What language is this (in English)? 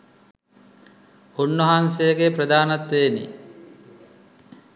Sinhala